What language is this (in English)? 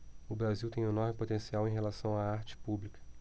Portuguese